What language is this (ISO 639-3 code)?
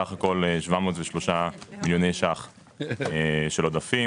heb